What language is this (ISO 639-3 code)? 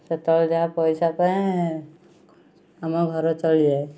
ori